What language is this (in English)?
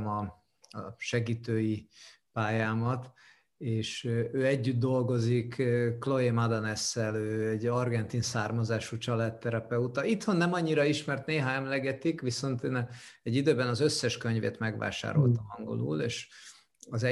Hungarian